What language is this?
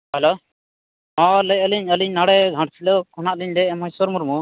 Santali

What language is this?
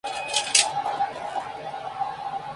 Spanish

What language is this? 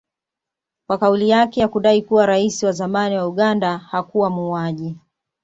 Swahili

